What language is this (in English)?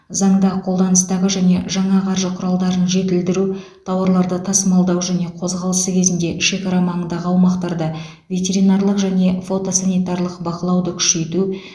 Kazakh